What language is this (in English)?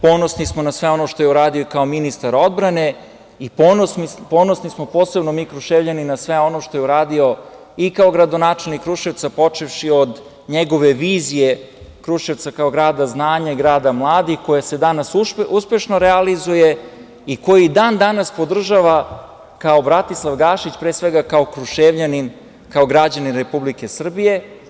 Serbian